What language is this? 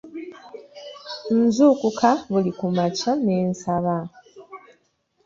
Ganda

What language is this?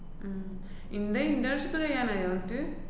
Malayalam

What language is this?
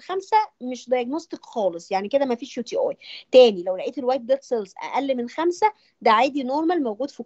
Arabic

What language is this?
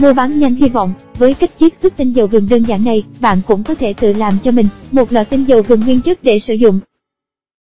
Vietnamese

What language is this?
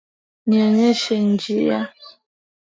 Swahili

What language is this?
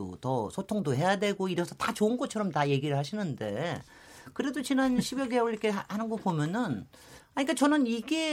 Korean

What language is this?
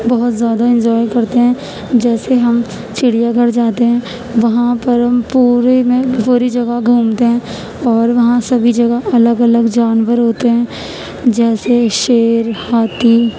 Urdu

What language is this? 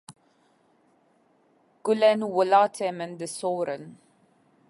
Kurdish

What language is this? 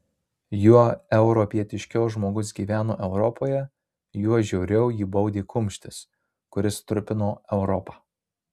Lithuanian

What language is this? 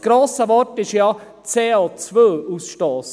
Swiss German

